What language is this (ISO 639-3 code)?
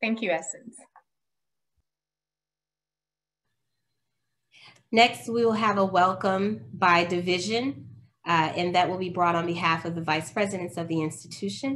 eng